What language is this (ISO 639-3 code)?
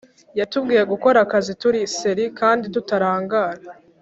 kin